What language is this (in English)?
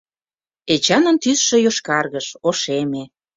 Mari